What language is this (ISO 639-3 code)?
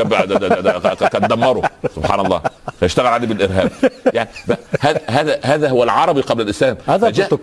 ara